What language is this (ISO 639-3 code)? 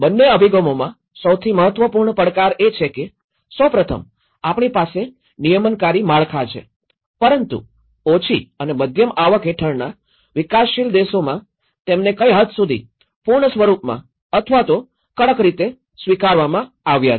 guj